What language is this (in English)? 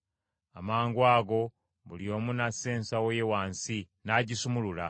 Ganda